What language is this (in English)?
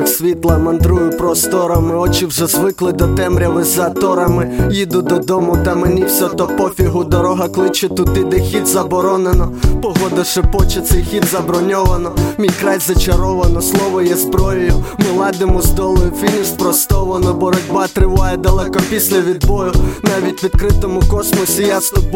Ukrainian